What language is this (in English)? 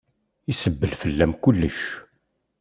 Kabyle